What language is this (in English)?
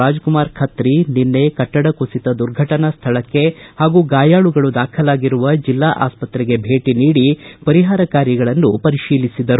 Kannada